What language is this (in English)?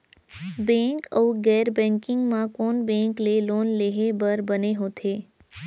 Chhattisgarhi